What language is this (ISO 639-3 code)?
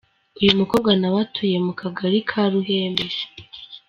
kin